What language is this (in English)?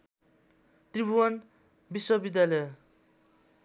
Nepali